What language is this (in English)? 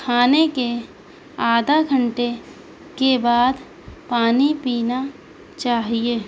Urdu